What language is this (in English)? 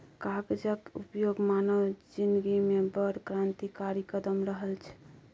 Maithili